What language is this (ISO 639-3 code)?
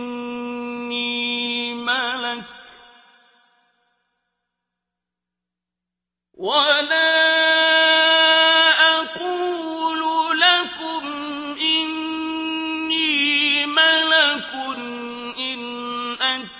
ara